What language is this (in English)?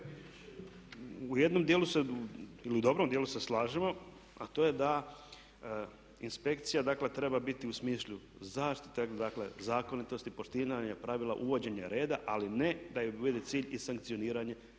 Croatian